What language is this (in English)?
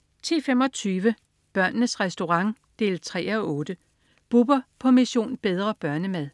Danish